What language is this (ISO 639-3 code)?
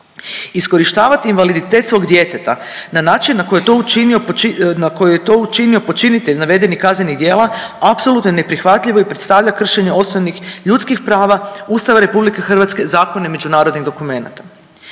hrv